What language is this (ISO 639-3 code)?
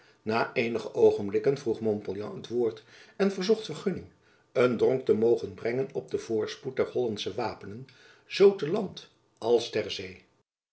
nld